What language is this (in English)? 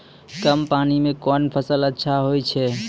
Maithili